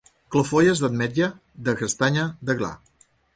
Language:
Catalan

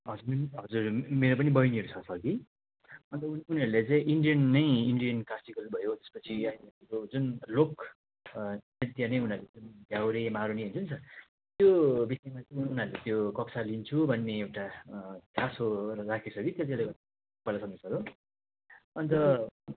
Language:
Nepali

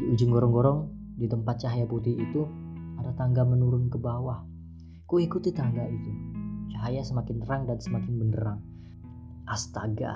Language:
Indonesian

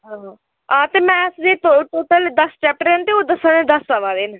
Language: Dogri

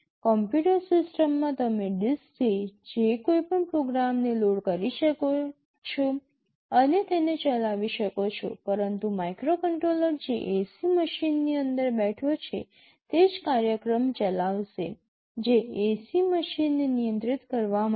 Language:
Gujarati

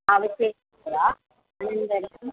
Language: Sanskrit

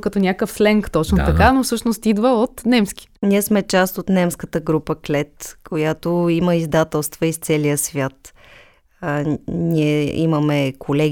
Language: Bulgarian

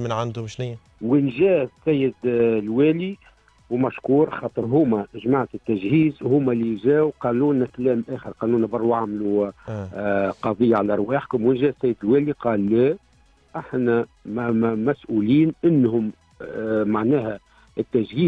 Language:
Arabic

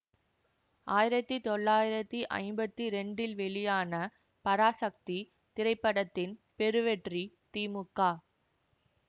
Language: Tamil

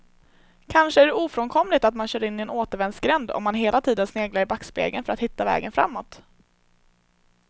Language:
Swedish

